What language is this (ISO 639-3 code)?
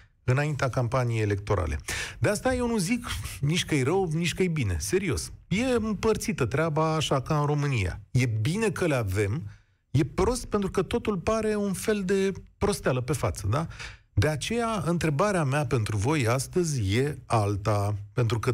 ron